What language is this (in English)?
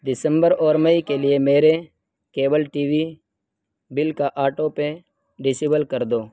Urdu